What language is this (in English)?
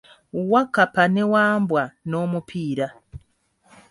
Ganda